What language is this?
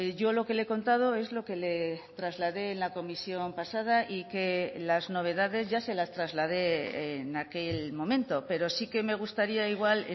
Spanish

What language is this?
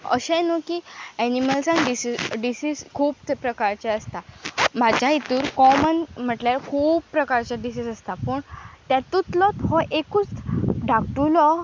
Konkani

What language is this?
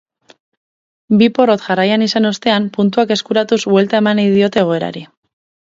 Basque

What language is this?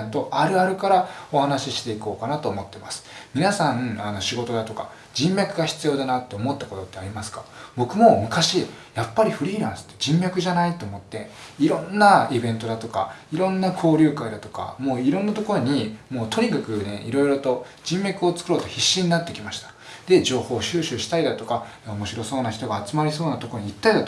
Japanese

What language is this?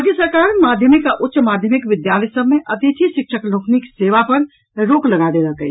Maithili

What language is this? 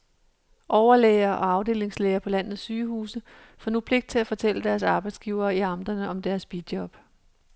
Danish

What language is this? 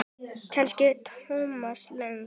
Icelandic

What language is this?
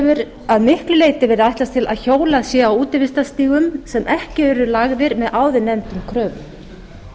Icelandic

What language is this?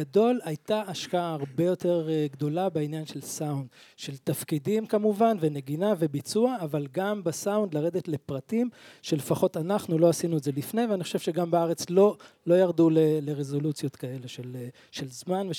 Hebrew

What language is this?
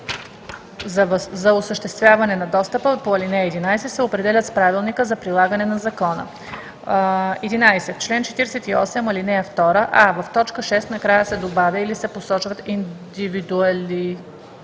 Bulgarian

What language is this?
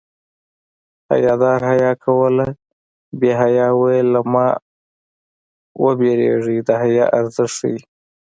Pashto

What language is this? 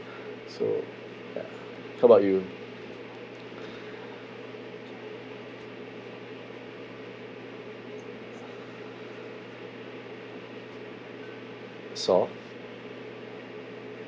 English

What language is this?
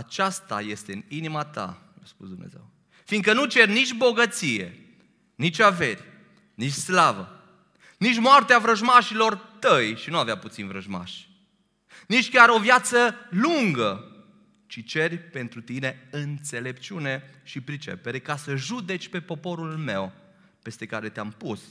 Romanian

